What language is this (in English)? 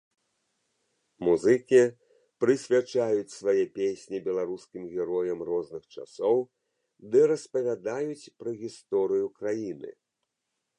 Belarusian